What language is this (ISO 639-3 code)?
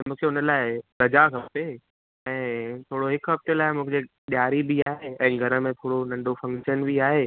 snd